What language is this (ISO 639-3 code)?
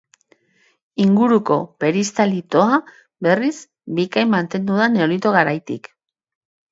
eus